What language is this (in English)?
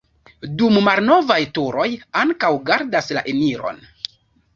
Esperanto